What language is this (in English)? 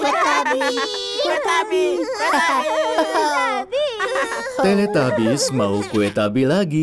Indonesian